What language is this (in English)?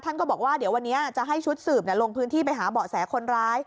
Thai